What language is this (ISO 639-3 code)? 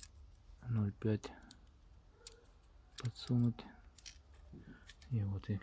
rus